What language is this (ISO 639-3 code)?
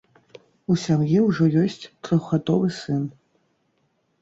bel